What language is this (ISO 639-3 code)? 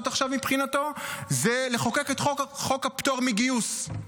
heb